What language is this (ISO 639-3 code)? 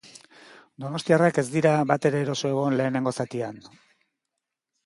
eus